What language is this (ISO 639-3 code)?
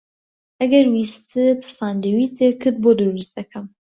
ckb